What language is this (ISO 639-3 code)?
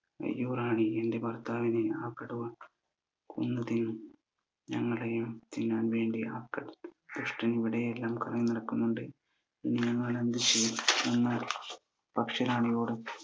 mal